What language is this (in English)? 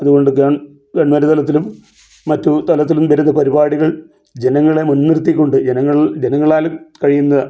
Malayalam